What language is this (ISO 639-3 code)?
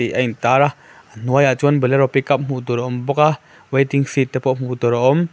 lus